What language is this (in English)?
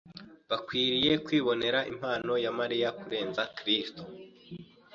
Kinyarwanda